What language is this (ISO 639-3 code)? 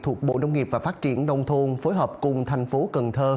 vie